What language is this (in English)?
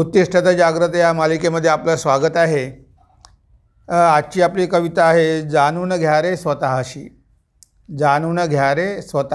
Marathi